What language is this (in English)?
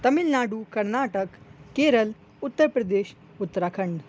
Urdu